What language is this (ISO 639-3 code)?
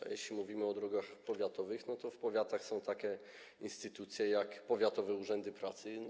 pol